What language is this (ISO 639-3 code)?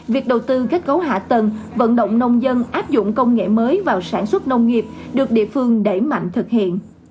vie